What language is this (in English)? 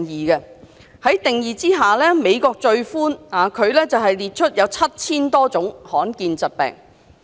Cantonese